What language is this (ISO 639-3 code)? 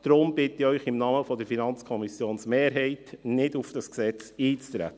gsw